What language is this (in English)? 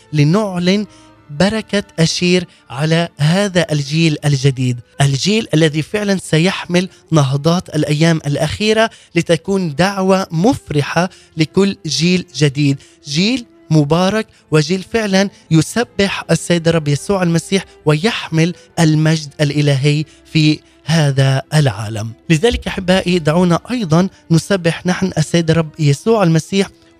Arabic